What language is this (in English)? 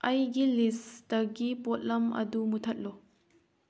Manipuri